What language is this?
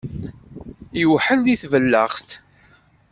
Kabyle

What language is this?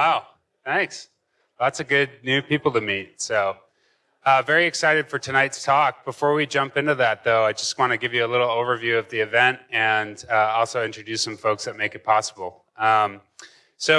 English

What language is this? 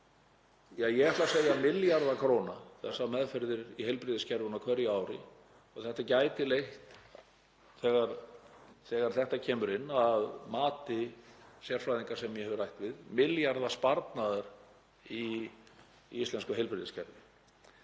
Icelandic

